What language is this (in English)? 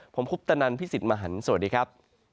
Thai